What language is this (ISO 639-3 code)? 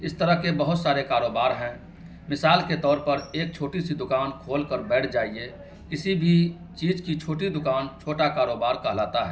urd